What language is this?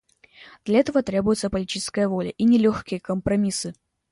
Russian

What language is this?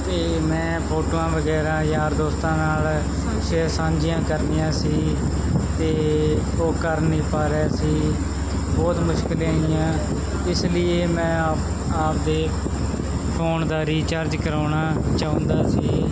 Punjabi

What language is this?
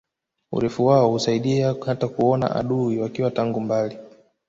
Swahili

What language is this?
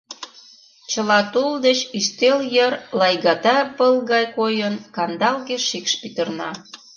Mari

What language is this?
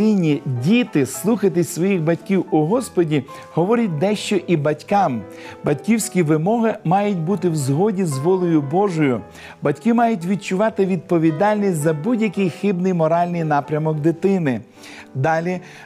Ukrainian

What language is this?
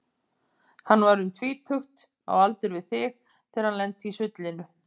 Icelandic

